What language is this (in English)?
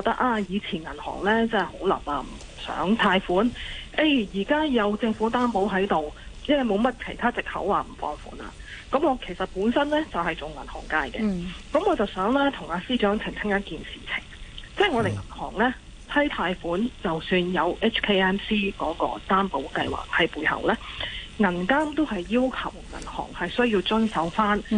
Chinese